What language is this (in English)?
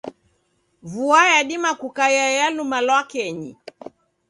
Taita